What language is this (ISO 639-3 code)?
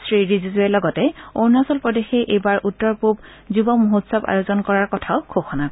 asm